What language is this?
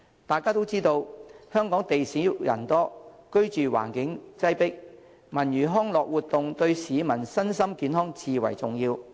Cantonese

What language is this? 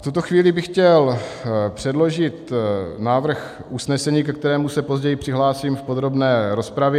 Czech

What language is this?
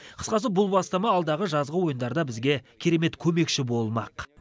Kazakh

